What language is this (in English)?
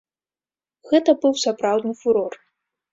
Belarusian